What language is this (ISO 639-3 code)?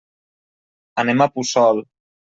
cat